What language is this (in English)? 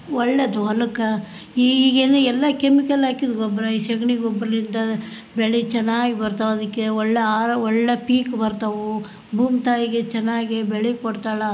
Kannada